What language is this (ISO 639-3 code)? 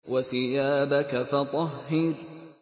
ara